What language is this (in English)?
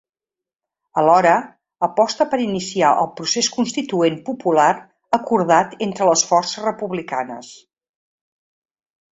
Catalan